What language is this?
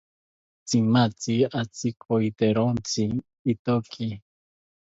South Ucayali Ashéninka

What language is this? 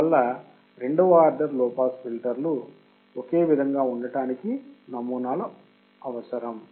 Telugu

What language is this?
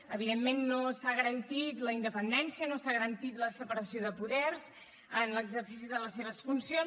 Catalan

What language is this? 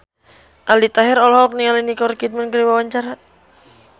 Sundanese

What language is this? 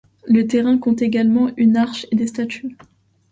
French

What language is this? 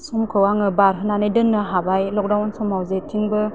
Bodo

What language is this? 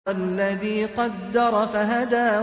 Arabic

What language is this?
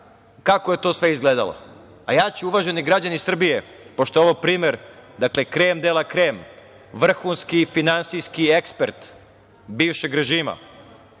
Serbian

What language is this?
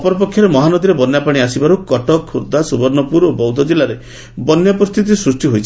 Odia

